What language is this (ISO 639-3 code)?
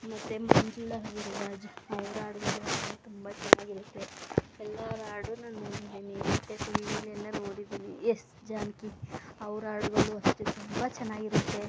kan